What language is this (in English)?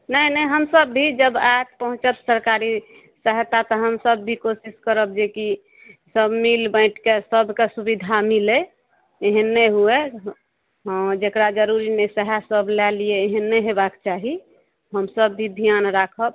Maithili